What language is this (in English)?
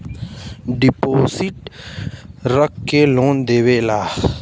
Bhojpuri